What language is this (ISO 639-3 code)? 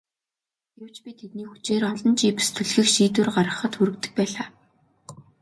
mon